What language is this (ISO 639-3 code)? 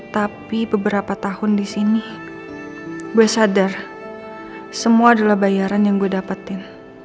ind